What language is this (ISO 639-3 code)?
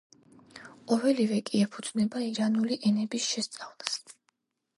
kat